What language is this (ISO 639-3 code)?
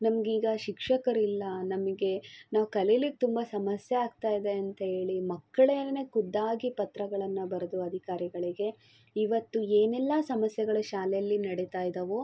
kan